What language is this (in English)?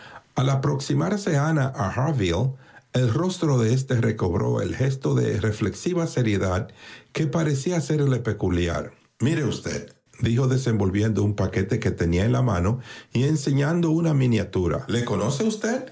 Spanish